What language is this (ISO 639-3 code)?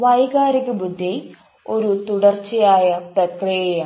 mal